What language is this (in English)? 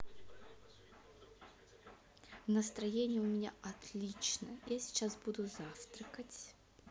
Russian